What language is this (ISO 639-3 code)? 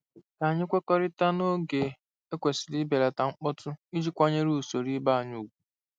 ibo